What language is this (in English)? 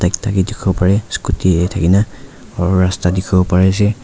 Naga Pidgin